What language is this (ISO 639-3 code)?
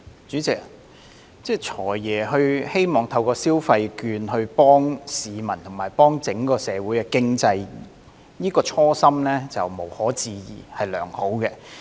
yue